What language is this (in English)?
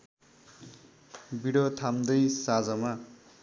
Nepali